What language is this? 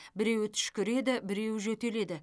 Kazakh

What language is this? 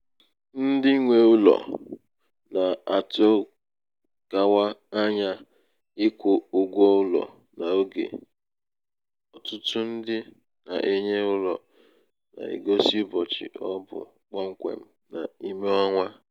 Igbo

